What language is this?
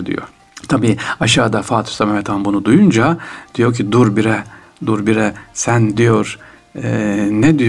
Turkish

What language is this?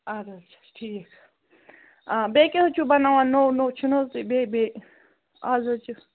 Kashmiri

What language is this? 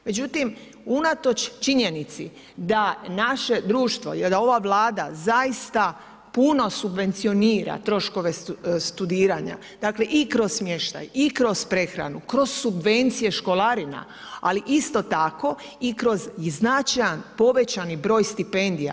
Croatian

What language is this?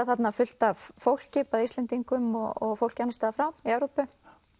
Icelandic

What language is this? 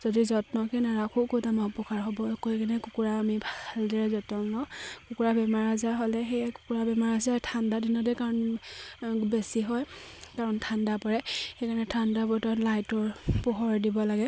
Assamese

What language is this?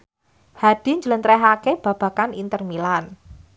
Javanese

